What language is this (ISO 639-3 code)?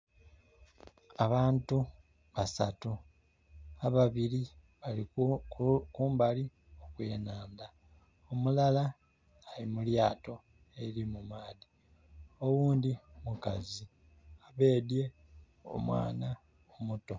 xog